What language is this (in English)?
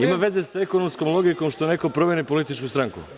Serbian